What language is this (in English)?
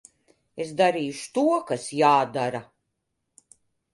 Latvian